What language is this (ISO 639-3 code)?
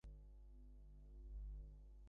ben